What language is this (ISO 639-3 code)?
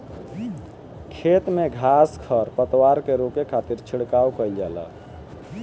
bho